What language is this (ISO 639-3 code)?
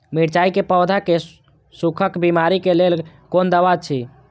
mai